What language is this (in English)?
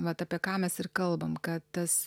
Lithuanian